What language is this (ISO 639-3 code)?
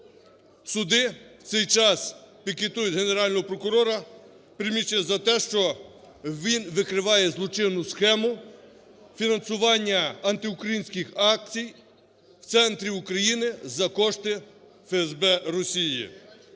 ukr